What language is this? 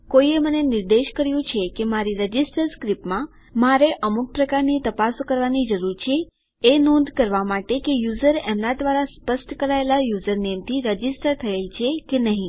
Gujarati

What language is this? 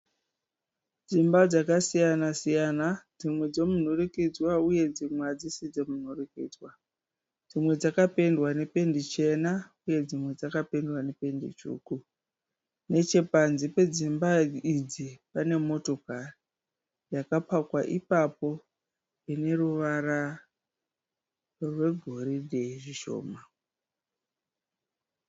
Shona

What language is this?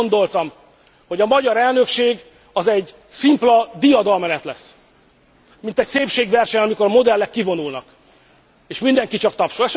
Hungarian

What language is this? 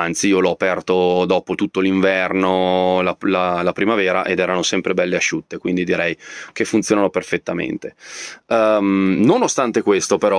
Italian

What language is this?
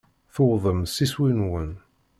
Kabyle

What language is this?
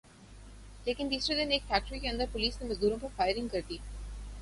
Urdu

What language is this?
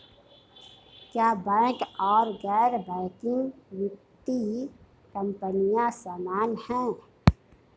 Hindi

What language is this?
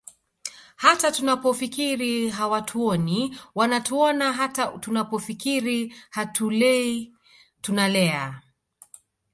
Swahili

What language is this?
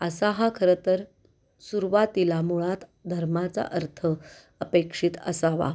Marathi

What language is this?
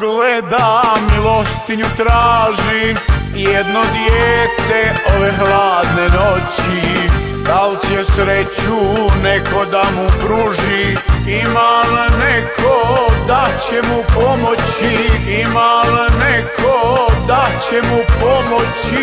Romanian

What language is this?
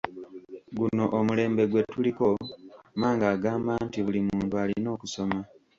Ganda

